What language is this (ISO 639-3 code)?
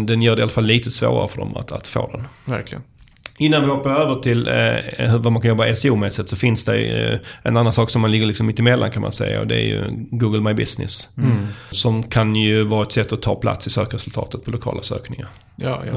swe